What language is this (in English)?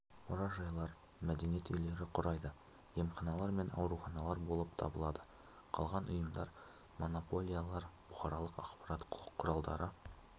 Kazakh